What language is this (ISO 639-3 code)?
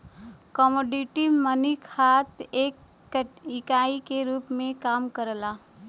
bho